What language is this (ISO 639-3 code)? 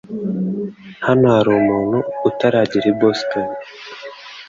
kin